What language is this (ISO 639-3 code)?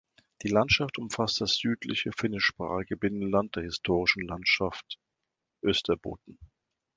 deu